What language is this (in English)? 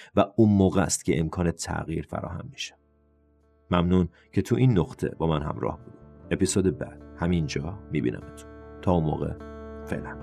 Persian